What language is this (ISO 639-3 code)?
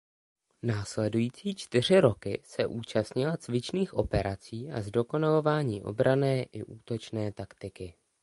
ces